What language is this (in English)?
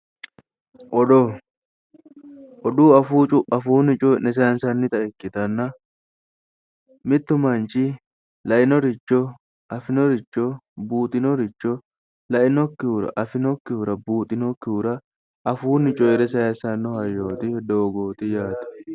Sidamo